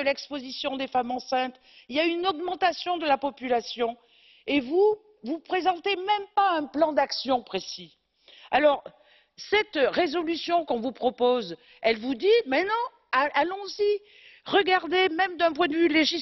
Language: French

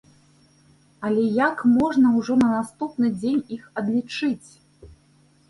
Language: Belarusian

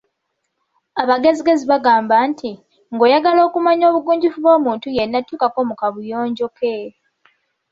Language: Ganda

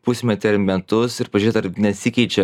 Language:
Lithuanian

